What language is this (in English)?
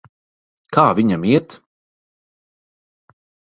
Latvian